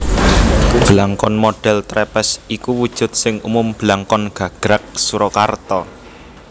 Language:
Javanese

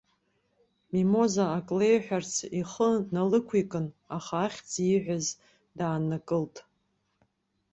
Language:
Abkhazian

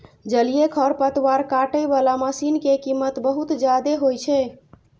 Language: Maithili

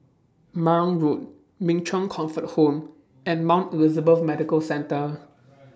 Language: English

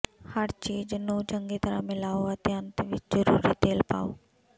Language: Punjabi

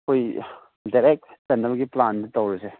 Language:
Manipuri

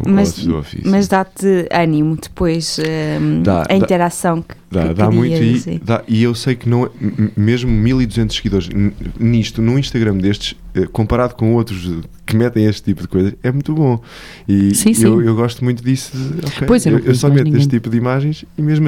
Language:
Portuguese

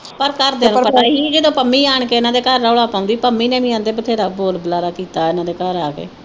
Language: Punjabi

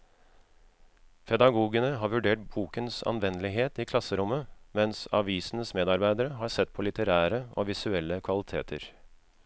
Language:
Norwegian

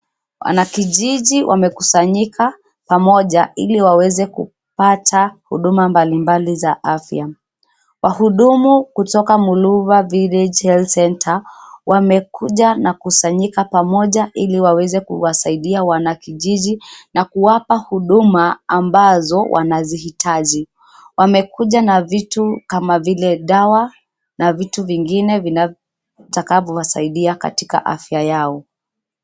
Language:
Swahili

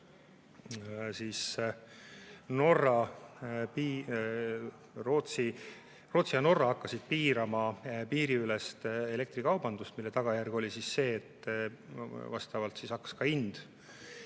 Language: Estonian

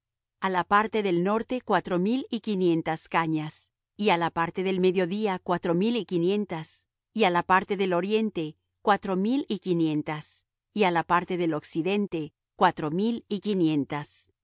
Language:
Spanish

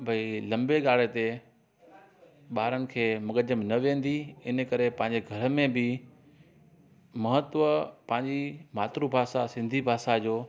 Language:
Sindhi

